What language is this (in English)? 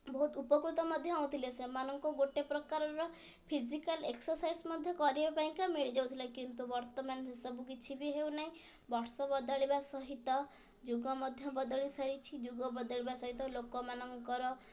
Odia